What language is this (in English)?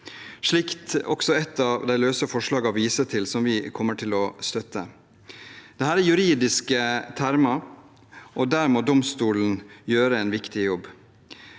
Norwegian